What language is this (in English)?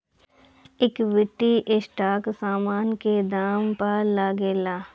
Bhojpuri